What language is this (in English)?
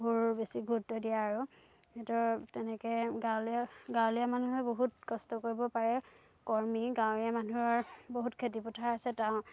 Assamese